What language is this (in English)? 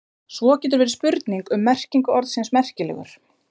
Icelandic